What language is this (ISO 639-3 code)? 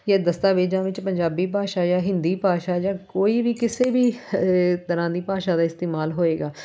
pan